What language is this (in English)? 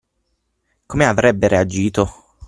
Italian